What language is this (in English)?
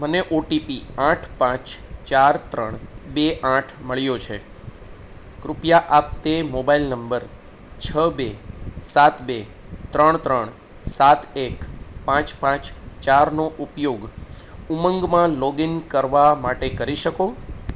Gujarati